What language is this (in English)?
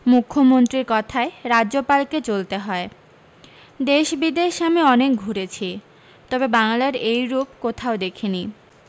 Bangla